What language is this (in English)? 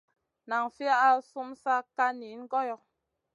Masana